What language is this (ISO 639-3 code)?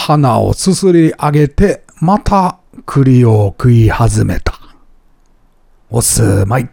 jpn